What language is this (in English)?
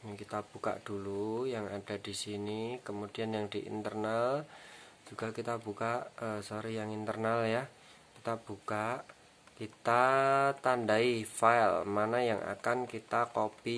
Indonesian